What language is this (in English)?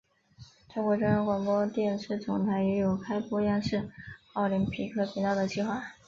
Chinese